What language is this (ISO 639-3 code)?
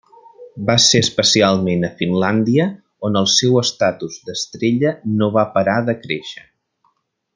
cat